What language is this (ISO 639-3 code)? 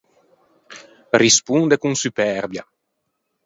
lij